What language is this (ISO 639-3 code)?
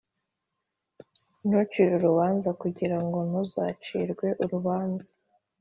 kin